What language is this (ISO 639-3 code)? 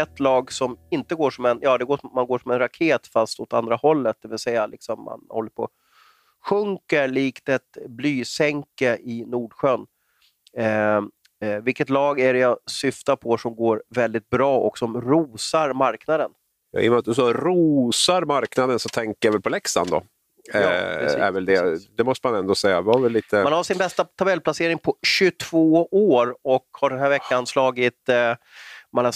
swe